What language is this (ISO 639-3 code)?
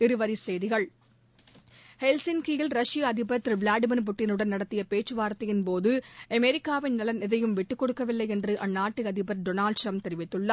tam